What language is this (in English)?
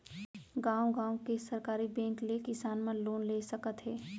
Chhattisgarhi